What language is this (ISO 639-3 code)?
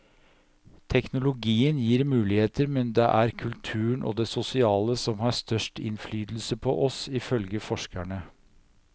nor